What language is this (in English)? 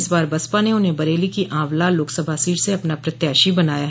Hindi